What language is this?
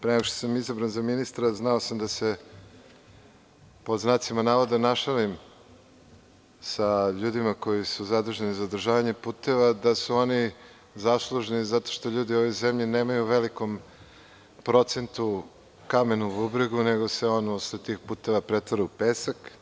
Serbian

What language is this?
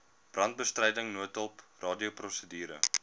Afrikaans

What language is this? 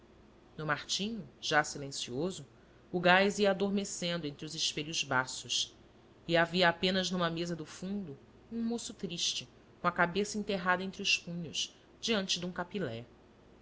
Portuguese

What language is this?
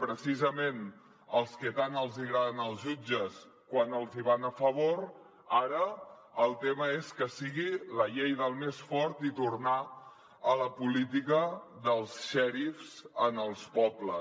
Catalan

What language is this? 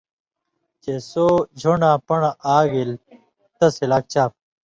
Indus Kohistani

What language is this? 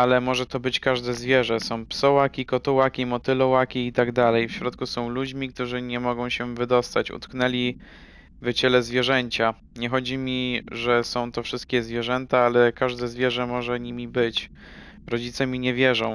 Polish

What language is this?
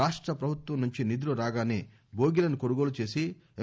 Telugu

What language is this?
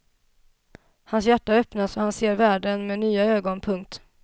Swedish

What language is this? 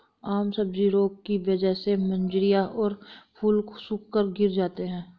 Hindi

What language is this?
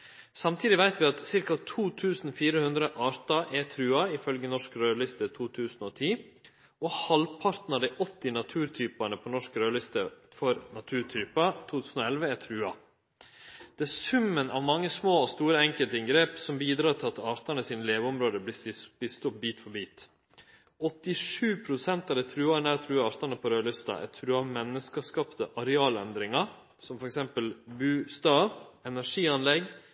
Norwegian Nynorsk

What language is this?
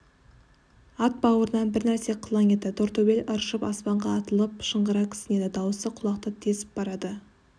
Kazakh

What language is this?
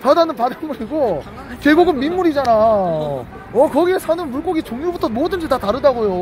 Korean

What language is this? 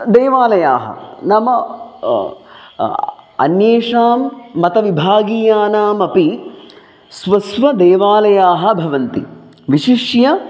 Sanskrit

